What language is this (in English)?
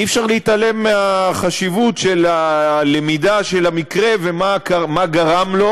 Hebrew